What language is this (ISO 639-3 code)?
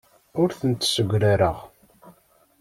kab